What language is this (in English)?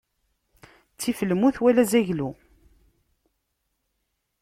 Kabyle